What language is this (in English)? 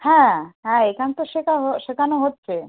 Bangla